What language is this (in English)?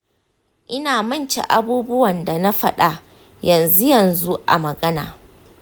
Hausa